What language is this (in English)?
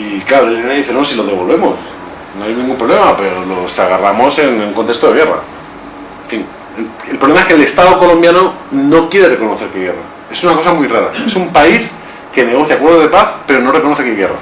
Spanish